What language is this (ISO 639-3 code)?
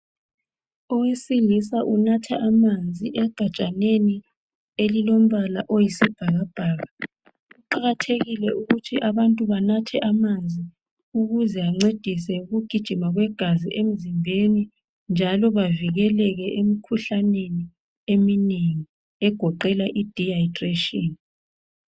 nde